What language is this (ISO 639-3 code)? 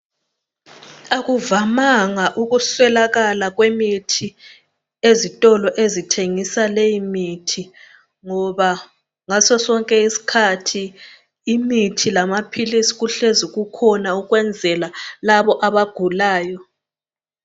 nde